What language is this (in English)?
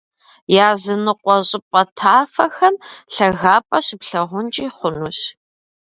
Kabardian